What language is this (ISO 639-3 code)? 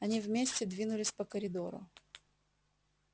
rus